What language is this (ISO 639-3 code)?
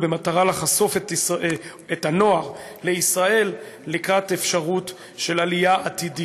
heb